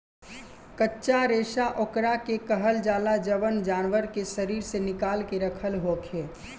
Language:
Bhojpuri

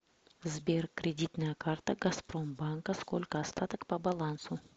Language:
Russian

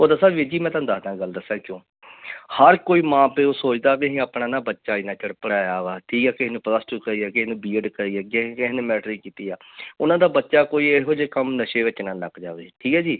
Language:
Punjabi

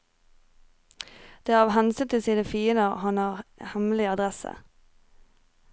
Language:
Norwegian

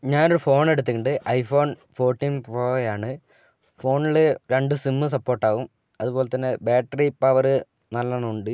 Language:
Malayalam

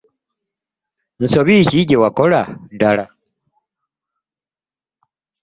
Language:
Ganda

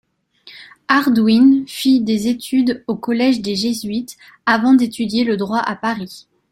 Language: French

